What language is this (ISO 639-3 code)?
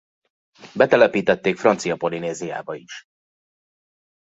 hun